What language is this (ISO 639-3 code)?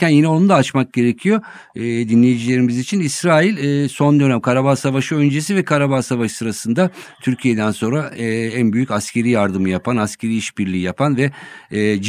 tur